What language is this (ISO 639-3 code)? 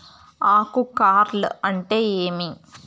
tel